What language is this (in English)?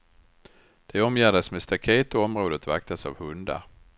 Swedish